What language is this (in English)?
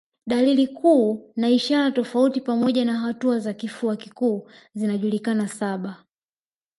Swahili